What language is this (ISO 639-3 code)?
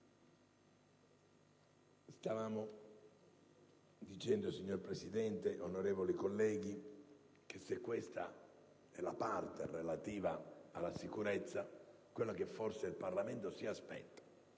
ita